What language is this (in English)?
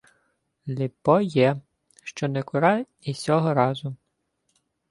Ukrainian